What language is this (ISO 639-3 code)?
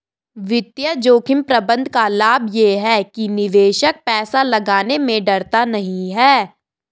hin